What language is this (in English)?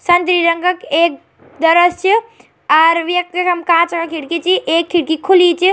Garhwali